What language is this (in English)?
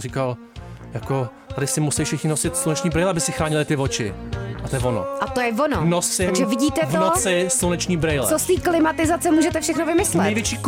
Czech